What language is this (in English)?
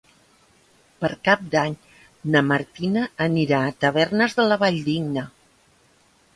Catalan